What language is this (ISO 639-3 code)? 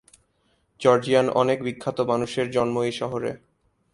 ben